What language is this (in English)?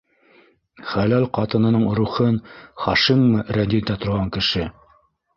Bashkir